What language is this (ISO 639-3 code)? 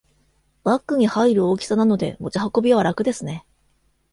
jpn